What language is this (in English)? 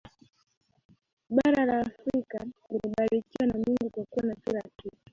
Swahili